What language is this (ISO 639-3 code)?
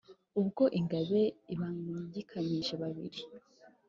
kin